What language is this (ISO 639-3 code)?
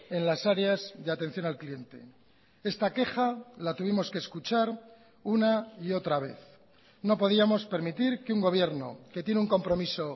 spa